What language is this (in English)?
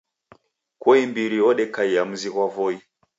Taita